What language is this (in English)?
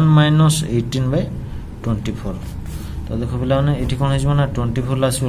Hindi